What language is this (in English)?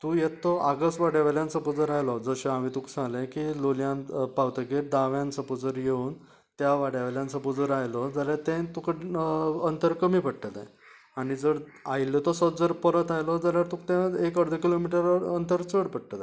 Konkani